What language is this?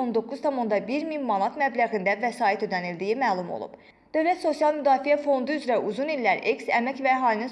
Azerbaijani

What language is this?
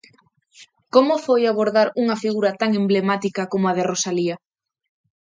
Galician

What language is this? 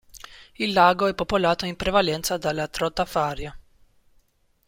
Italian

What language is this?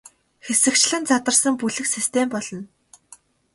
Mongolian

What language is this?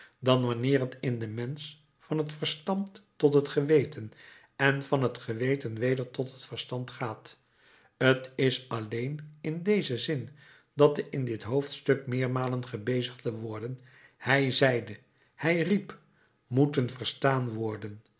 Dutch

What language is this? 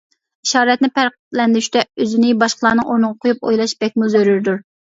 Uyghur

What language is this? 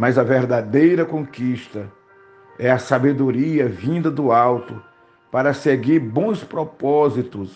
Portuguese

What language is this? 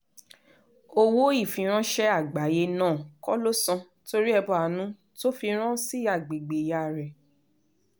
Yoruba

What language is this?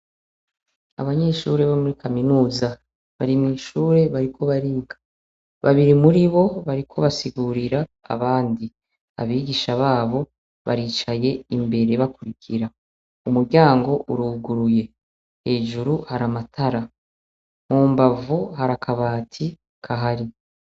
Rundi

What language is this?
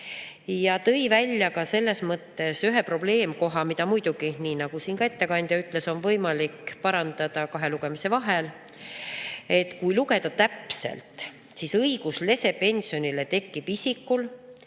Estonian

